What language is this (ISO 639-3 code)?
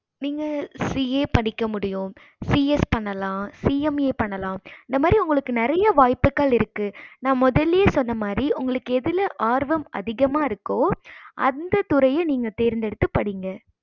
tam